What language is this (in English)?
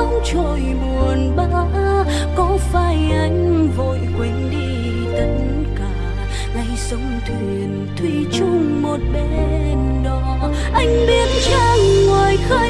Vietnamese